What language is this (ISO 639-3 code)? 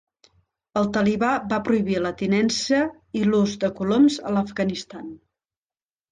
cat